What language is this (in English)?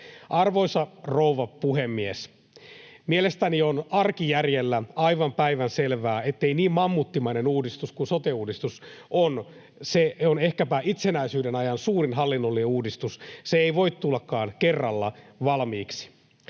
Finnish